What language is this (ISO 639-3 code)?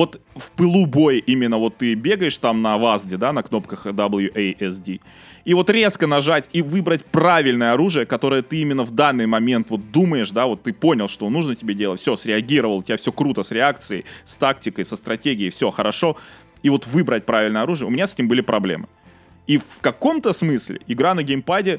rus